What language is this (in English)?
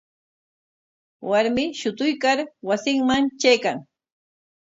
Corongo Ancash Quechua